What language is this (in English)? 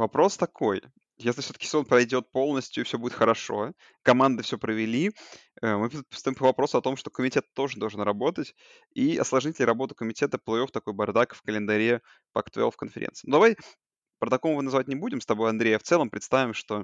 Russian